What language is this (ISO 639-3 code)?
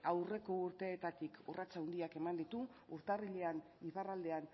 eus